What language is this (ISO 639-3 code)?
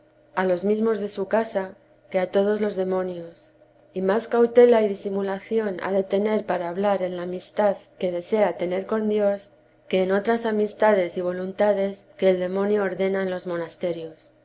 spa